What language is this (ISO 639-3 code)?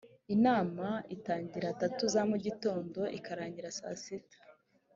kin